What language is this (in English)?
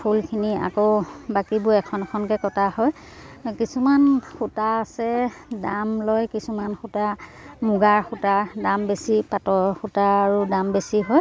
Assamese